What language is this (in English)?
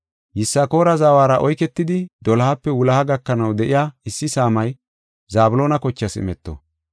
Gofa